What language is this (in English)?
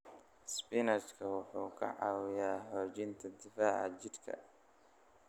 Somali